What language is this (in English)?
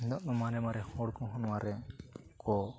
Santali